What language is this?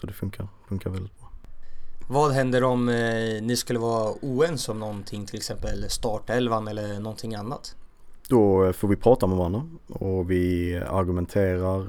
Swedish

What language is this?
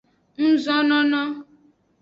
Aja (Benin)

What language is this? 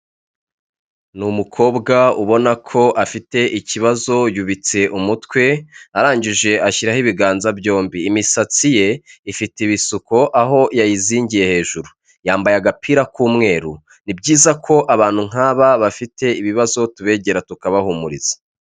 Kinyarwanda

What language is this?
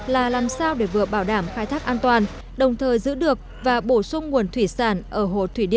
Vietnamese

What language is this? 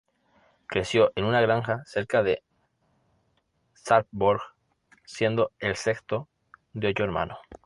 Spanish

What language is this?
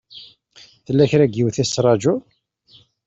Kabyle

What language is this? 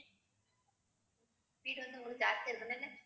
Tamil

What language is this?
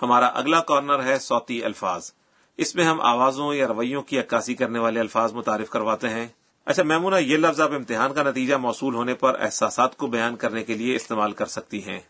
Urdu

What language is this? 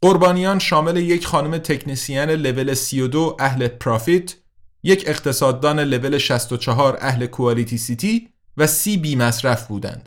Persian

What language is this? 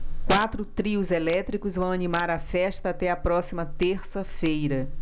Portuguese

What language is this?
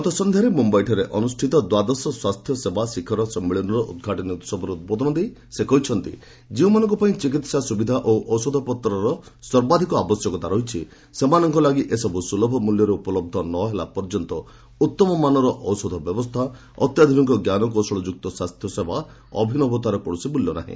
Odia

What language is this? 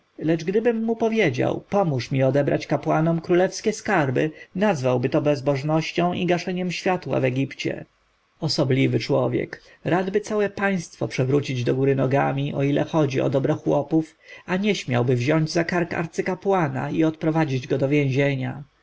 Polish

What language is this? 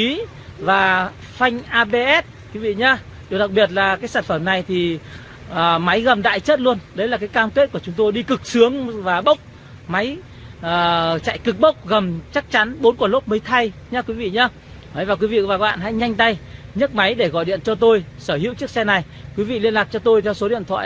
Vietnamese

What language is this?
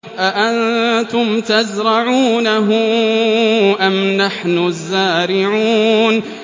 Arabic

